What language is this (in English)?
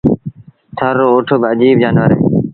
Sindhi Bhil